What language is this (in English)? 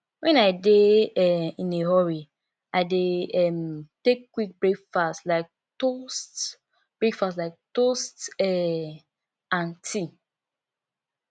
Nigerian Pidgin